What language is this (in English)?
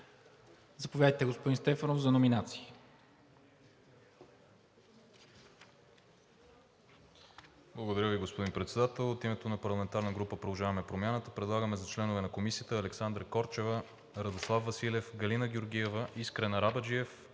Bulgarian